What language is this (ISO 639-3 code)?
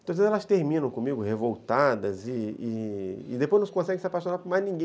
por